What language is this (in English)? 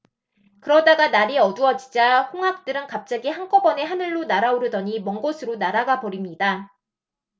Korean